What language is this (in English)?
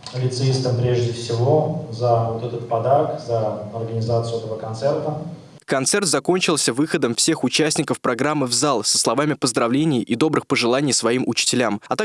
Russian